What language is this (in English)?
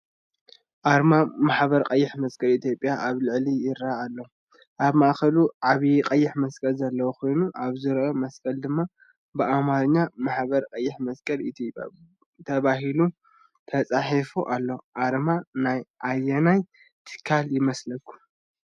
Tigrinya